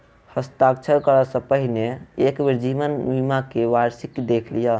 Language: Maithili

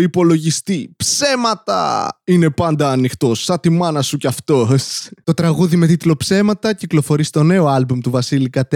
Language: Greek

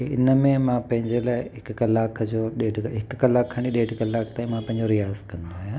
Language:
Sindhi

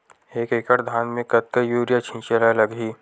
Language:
Chhattisgarhi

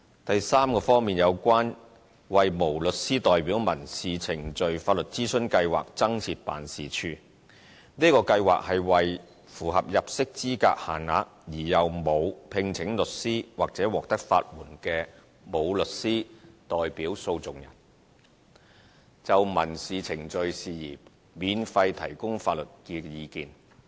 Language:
Cantonese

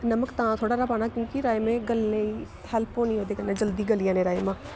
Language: Dogri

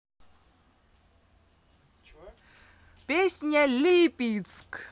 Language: Russian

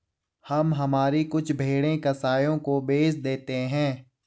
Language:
Hindi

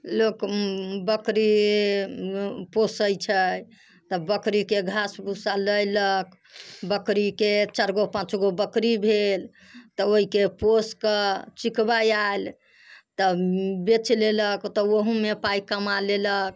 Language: Maithili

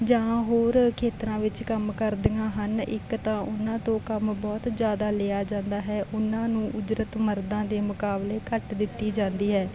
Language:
Punjabi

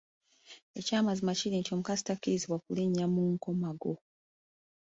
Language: Ganda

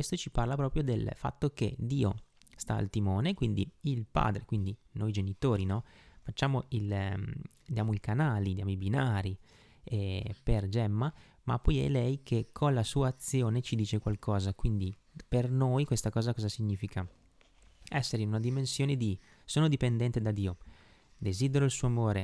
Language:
Italian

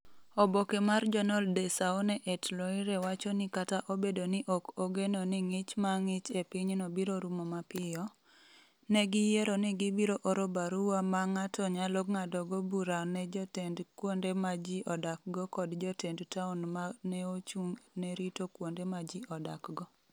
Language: Luo (Kenya and Tanzania)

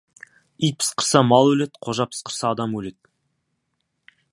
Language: Kazakh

